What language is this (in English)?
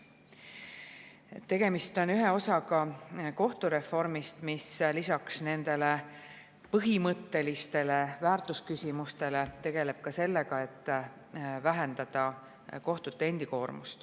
Estonian